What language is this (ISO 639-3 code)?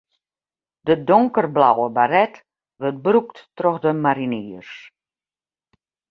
fry